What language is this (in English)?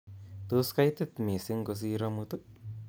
Kalenjin